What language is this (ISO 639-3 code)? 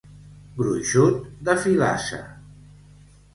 cat